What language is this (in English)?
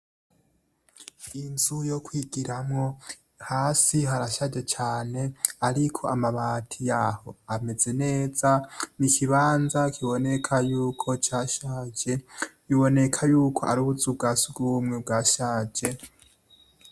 Rundi